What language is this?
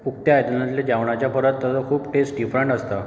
Konkani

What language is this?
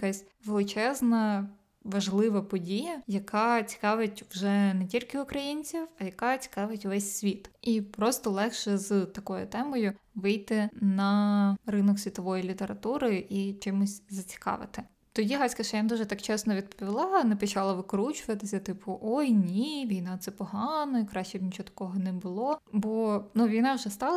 Ukrainian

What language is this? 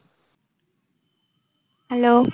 Bangla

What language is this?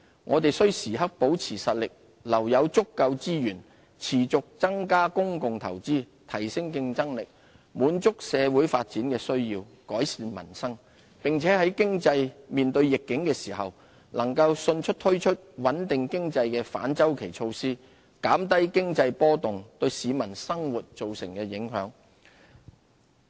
Cantonese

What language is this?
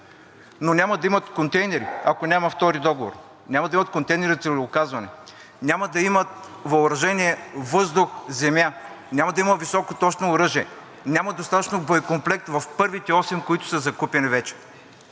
Bulgarian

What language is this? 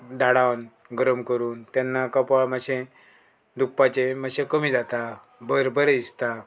Konkani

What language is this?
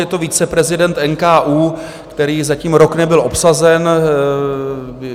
Czech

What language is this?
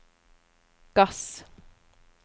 Norwegian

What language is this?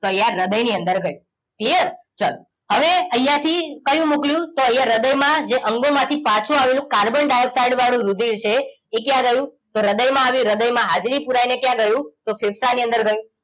Gujarati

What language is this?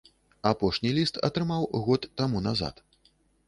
Belarusian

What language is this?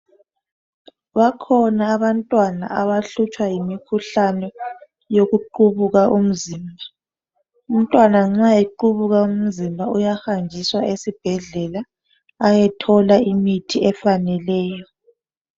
North Ndebele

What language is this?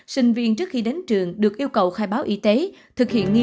Vietnamese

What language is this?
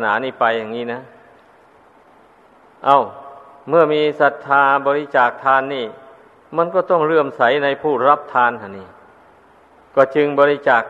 Thai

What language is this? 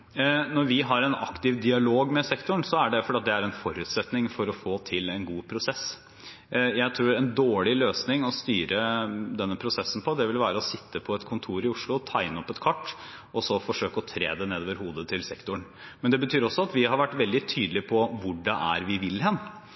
Norwegian Bokmål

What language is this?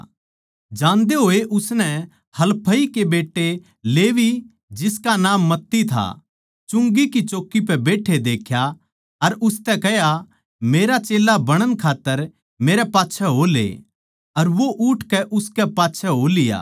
Haryanvi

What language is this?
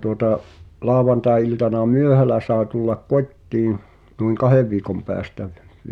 Finnish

